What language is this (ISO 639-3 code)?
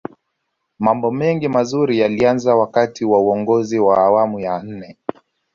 swa